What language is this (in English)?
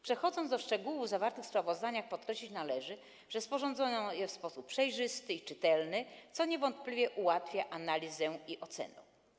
Polish